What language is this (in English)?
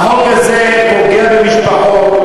Hebrew